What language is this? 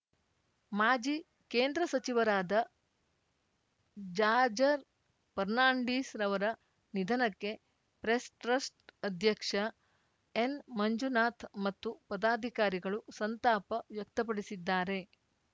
Kannada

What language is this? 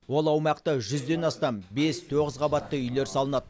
Kazakh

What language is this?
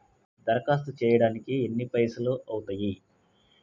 Telugu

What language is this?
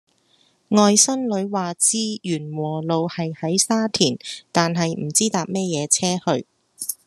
Cantonese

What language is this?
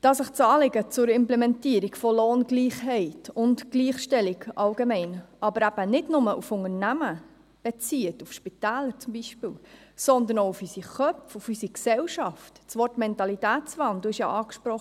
Swiss German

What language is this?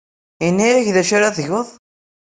Kabyle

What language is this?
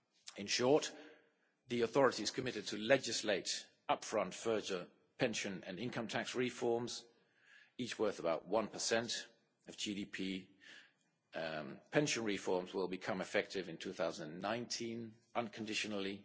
English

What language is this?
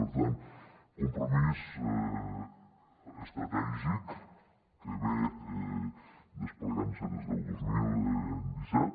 Catalan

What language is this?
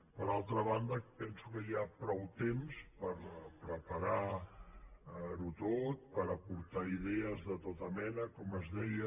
Catalan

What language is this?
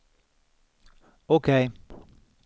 Swedish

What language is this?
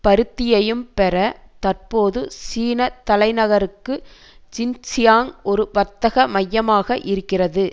Tamil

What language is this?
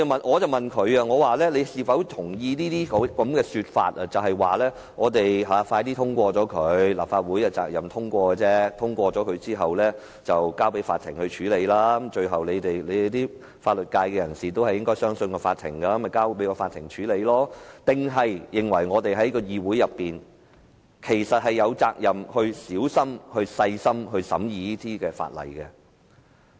Cantonese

